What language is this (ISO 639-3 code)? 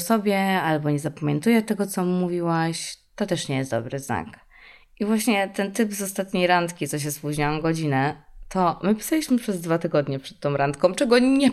pol